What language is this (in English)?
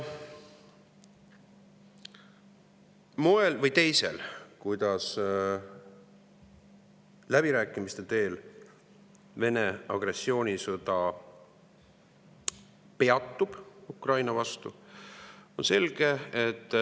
Estonian